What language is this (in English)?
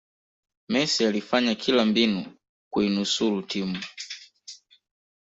Swahili